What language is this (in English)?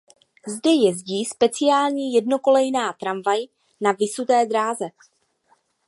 Czech